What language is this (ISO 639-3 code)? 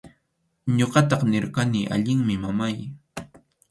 qxu